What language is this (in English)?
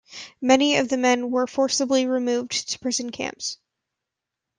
English